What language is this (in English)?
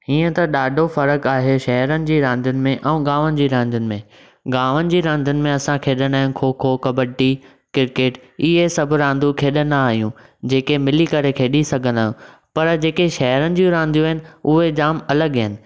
Sindhi